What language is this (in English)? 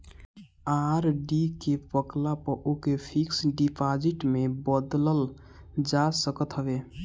Bhojpuri